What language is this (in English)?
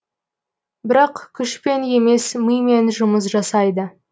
Kazakh